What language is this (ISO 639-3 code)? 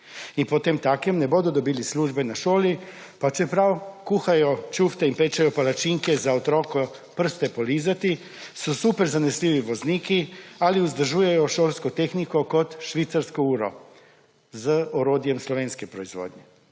slv